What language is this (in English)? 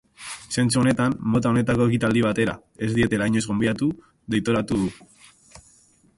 Basque